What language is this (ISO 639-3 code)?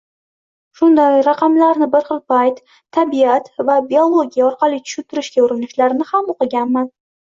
uzb